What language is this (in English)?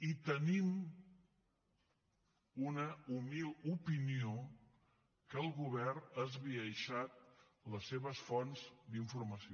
Catalan